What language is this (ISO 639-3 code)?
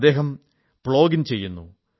mal